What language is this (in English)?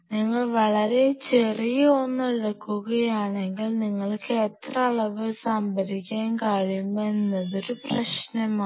Malayalam